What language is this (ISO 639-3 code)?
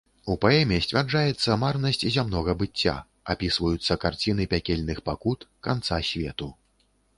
bel